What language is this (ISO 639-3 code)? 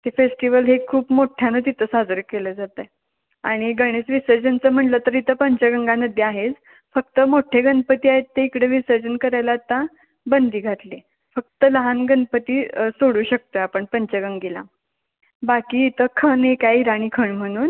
mar